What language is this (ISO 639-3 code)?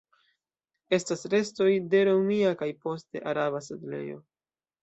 epo